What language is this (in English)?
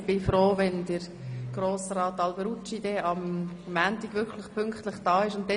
Swiss German